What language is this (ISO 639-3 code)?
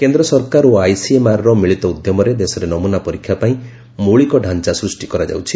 ori